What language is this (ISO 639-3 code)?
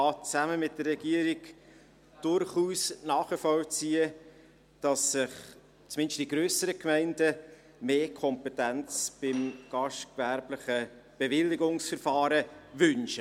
gsw